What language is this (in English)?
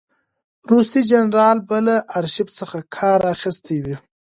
Pashto